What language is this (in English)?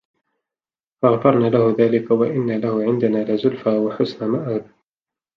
Arabic